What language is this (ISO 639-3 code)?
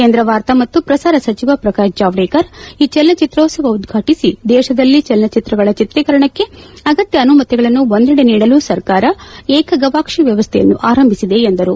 kan